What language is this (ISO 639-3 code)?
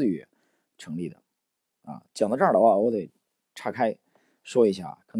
zho